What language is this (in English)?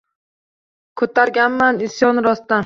Uzbek